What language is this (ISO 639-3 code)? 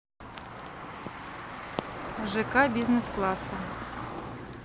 rus